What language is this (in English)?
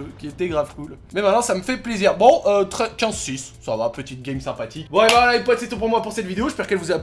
French